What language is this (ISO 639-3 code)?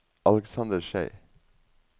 nor